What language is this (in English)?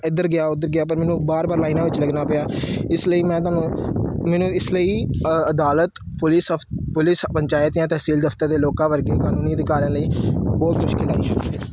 Punjabi